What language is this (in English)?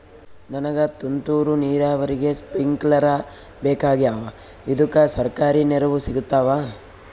Kannada